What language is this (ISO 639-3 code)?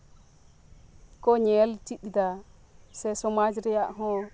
sat